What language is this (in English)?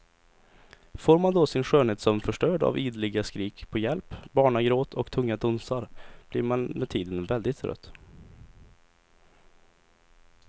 Swedish